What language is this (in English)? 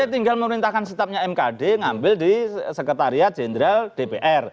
Indonesian